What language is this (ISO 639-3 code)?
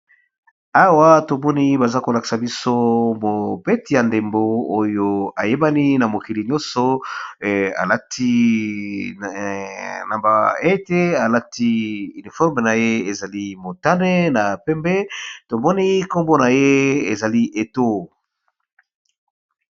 lin